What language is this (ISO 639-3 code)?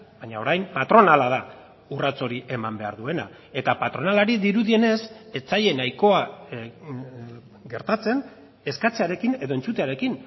eus